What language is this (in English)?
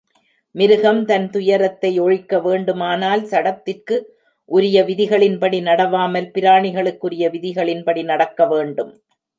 Tamil